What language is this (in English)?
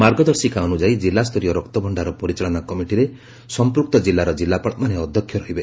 Odia